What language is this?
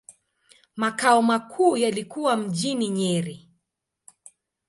Swahili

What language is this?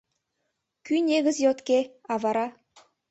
Mari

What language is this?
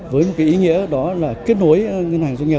Vietnamese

